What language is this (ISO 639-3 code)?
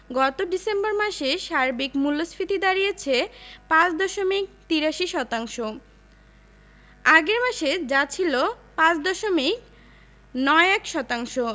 ben